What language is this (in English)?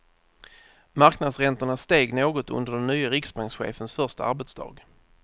Swedish